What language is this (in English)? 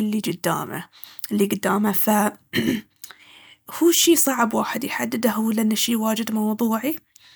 Baharna Arabic